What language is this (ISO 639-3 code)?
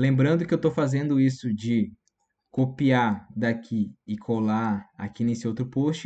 por